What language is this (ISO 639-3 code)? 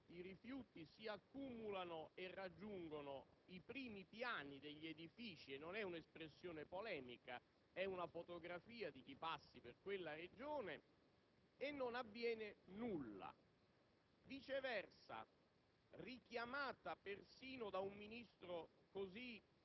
ita